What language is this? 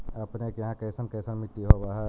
Magahi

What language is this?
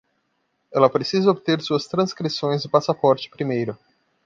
Portuguese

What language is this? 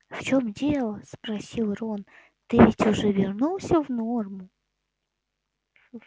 Russian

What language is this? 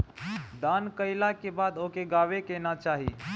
Bhojpuri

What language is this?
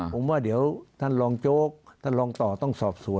Thai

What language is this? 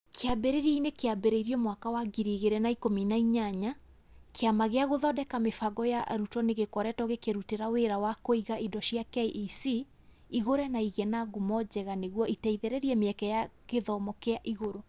Kikuyu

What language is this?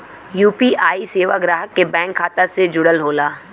Bhojpuri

